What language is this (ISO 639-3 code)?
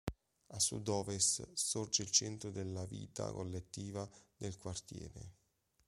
ita